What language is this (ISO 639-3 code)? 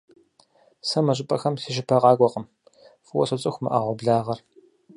kbd